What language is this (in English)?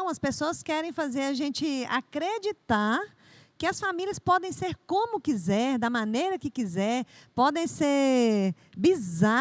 Portuguese